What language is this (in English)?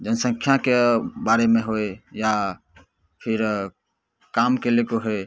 Maithili